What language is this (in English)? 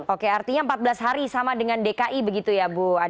Indonesian